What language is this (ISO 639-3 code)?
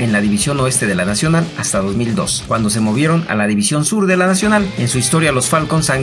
spa